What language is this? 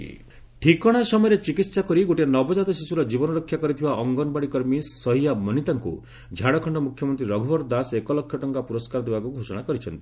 Odia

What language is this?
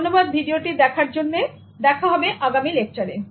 Bangla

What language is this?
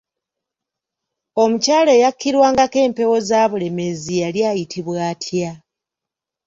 Ganda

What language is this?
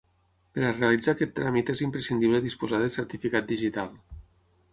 Catalan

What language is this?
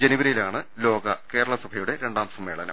Malayalam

